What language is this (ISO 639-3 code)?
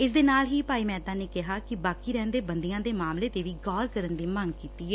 pan